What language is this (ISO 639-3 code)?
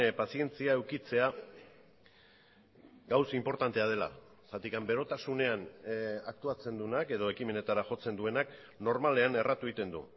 eus